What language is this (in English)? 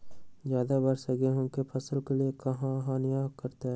Magahi